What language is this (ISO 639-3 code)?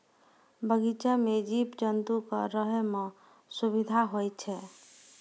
mai